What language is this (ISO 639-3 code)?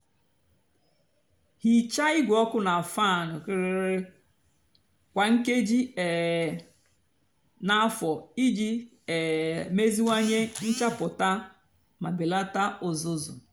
ibo